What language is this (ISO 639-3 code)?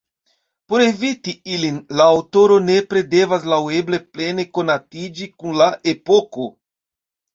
epo